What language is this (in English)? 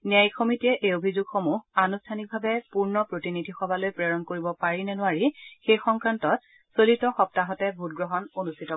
Assamese